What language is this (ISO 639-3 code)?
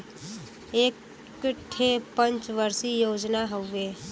bho